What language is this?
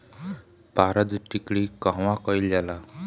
Bhojpuri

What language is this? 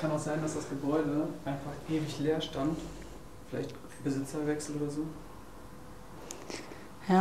German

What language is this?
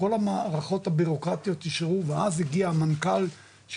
Hebrew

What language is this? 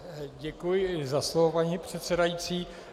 Czech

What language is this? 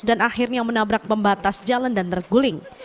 Indonesian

